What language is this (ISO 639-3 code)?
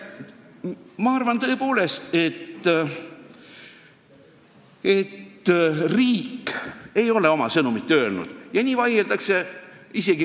est